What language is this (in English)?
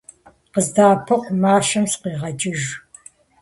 Kabardian